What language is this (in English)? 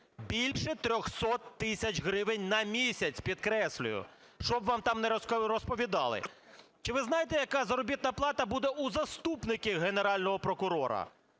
Ukrainian